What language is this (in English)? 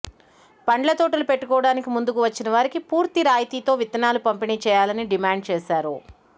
Telugu